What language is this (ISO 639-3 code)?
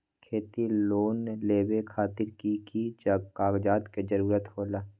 mag